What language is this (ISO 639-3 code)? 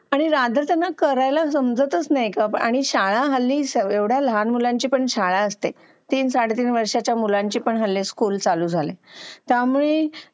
mar